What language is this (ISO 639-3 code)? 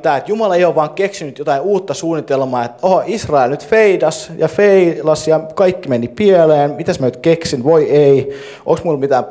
fin